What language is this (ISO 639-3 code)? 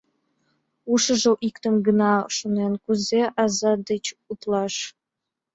chm